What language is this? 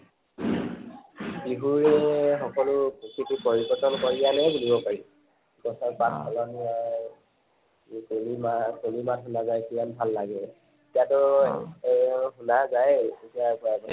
Assamese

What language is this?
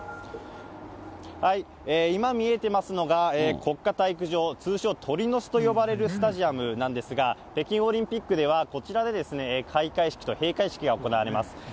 Japanese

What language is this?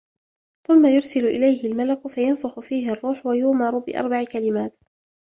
Arabic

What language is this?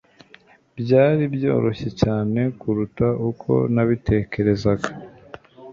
Kinyarwanda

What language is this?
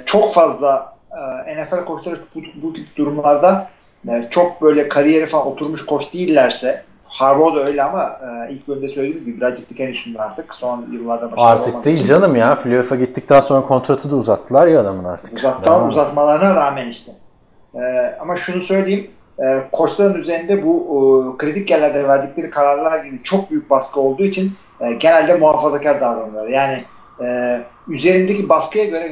Turkish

